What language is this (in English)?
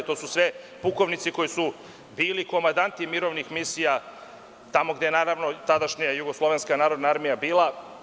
Serbian